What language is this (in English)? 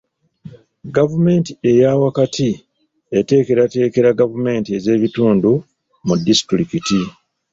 Ganda